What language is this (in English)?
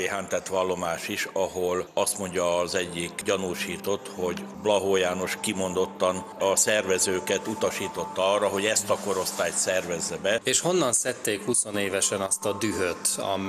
Hungarian